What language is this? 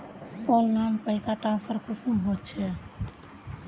Magahi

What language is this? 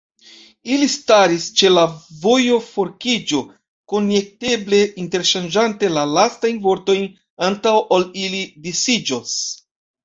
Esperanto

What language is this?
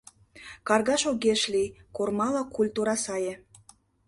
Mari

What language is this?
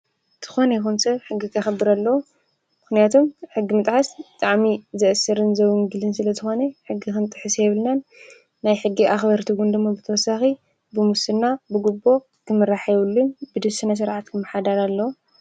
Tigrinya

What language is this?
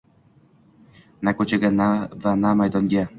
Uzbek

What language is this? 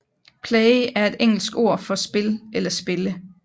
Danish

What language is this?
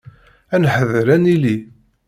Kabyle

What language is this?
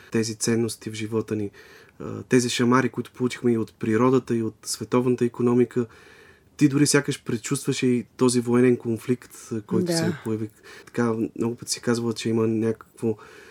Bulgarian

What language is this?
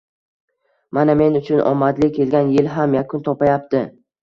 Uzbek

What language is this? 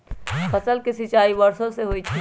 Magahi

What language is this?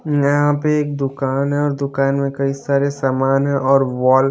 Hindi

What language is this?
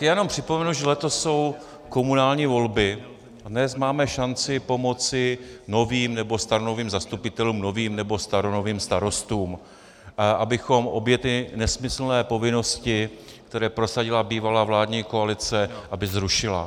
Czech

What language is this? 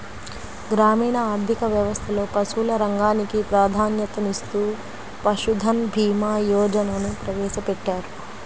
Telugu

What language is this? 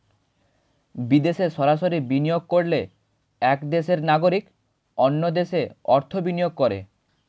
Bangla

